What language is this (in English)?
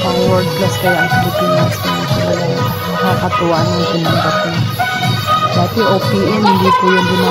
Filipino